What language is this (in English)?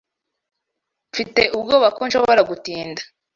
Kinyarwanda